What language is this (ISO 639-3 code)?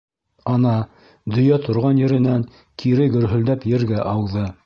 bak